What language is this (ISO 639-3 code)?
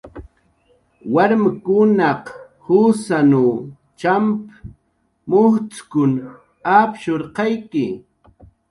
jqr